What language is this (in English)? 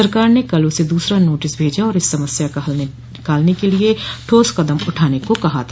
Hindi